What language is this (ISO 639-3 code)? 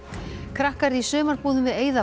isl